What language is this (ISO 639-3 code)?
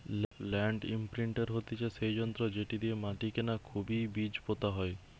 ben